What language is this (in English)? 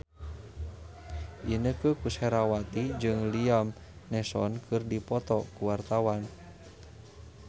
Sundanese